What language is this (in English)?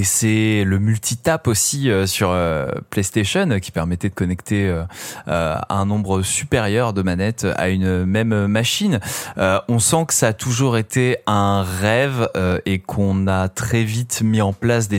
French